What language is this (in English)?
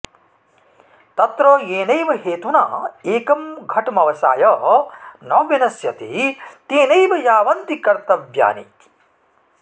Sanskrit